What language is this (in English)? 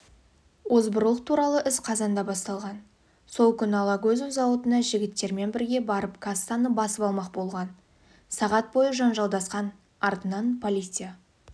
Kazakh